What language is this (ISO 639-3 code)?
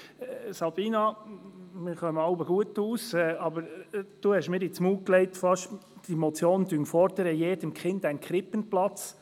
gsw